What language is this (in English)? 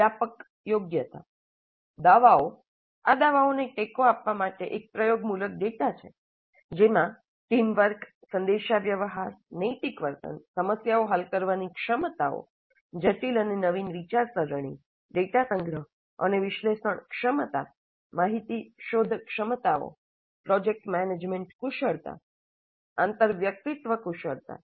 Gujarati